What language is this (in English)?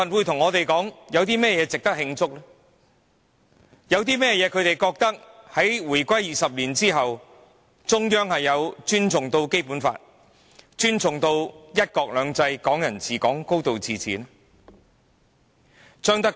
Cantonese